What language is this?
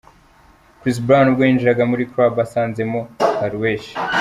Kinyarwanda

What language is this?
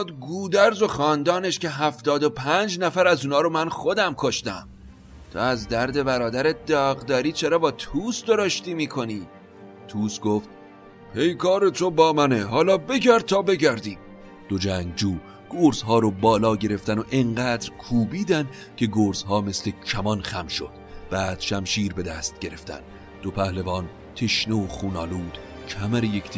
Persian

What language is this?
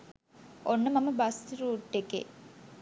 Sinhala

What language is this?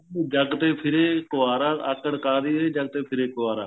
Punjabi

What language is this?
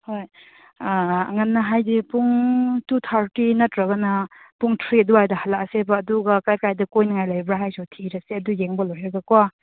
Manipuri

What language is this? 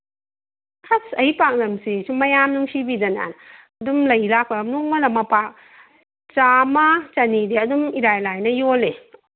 Manipuri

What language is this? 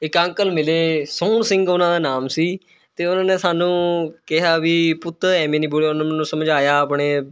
Punjabi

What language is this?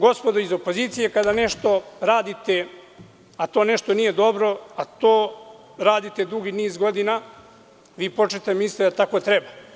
Serbian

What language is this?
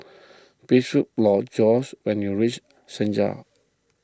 English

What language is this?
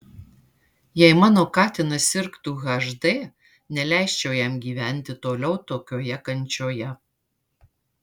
Lithuanian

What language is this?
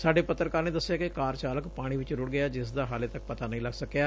Punjabi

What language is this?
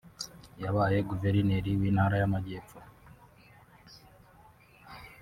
Kinyarwanda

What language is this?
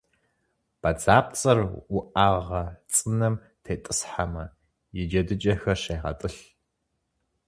Kabardian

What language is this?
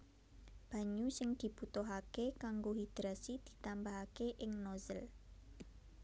Javanese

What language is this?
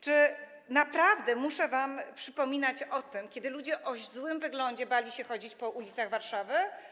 Polish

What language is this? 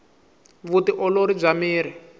Tsonga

